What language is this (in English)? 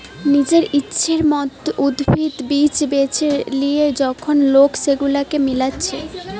Bangla